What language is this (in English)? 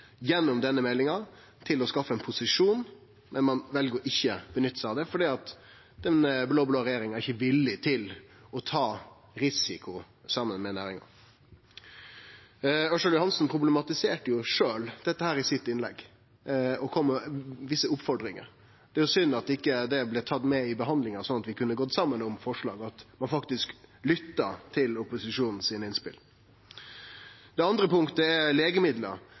Norwegian Nynorsk